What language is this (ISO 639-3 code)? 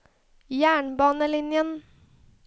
nor